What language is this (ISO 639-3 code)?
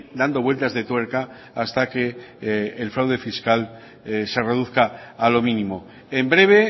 spa